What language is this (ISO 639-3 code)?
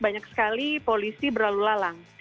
ind